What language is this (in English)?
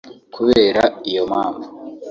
Kinyarwanda